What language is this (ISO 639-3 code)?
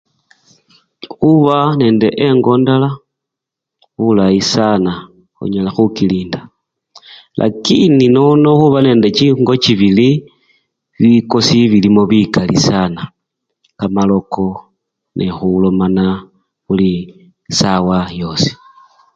luy